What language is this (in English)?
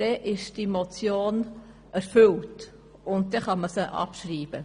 Swiss German